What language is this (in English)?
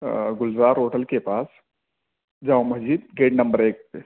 Urdu